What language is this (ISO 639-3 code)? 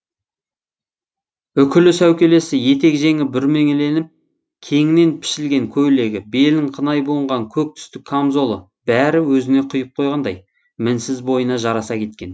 kaz